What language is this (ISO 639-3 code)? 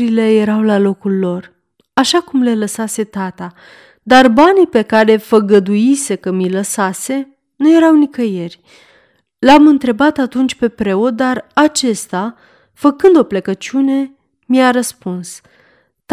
ron